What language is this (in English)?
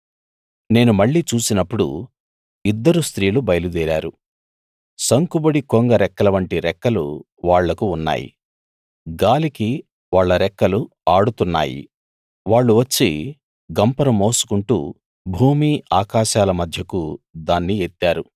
Telugu